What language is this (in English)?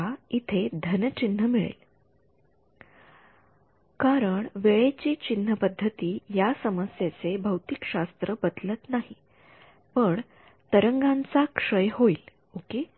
Marathi